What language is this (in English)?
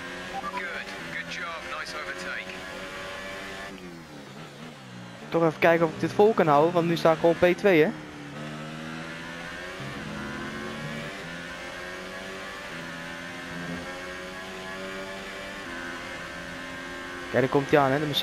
Dutch